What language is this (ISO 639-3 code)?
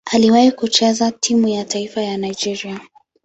swa